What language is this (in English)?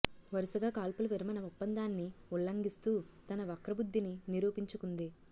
Telugu